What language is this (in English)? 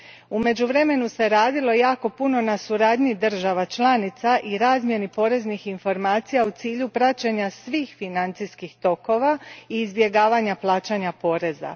Croatian